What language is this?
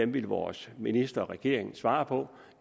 Danish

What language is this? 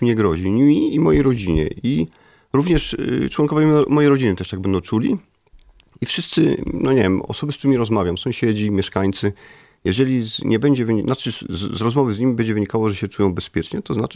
Polish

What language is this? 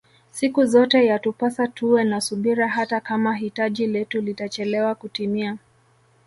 Swahili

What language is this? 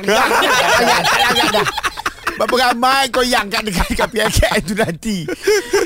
Malay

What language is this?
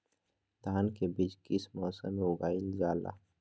Magahi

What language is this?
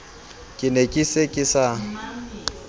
Southern Sotho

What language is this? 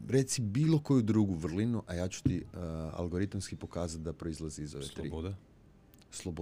Croatian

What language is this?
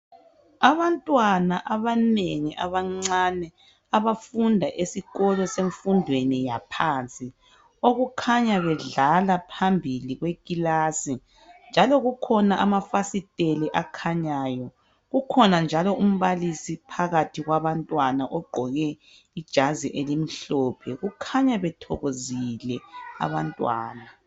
North Ndebele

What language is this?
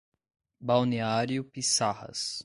Portuguese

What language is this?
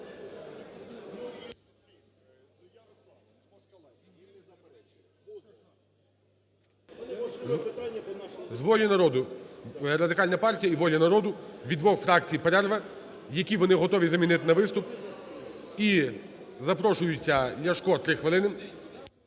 Ukrainian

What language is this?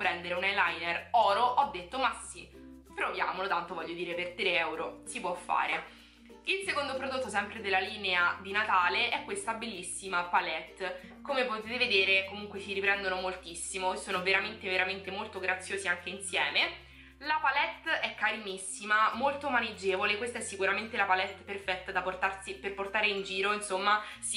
Italian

